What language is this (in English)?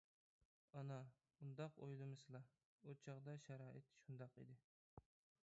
Uyghur